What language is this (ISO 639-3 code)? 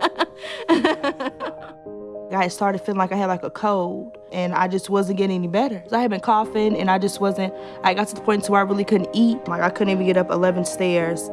eng